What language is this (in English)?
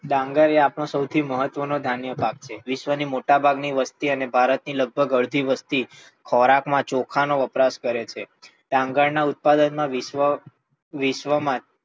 Gujarati